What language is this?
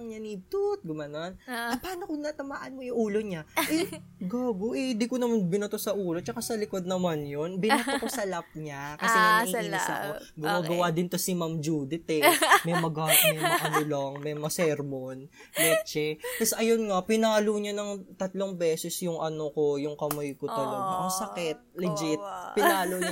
Filipino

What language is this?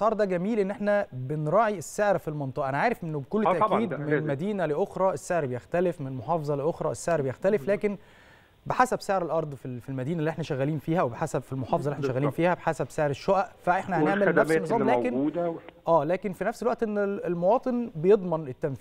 Arabic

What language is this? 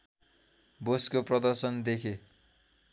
Nepali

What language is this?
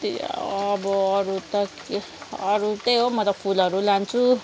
Nepali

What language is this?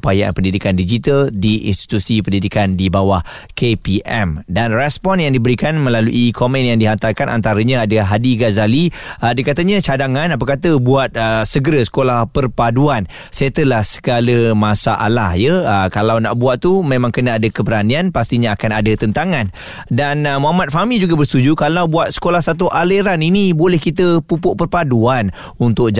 Malay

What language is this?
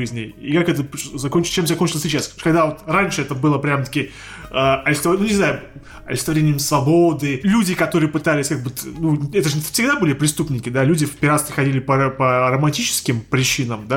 Russian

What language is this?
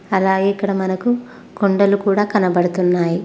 Telugu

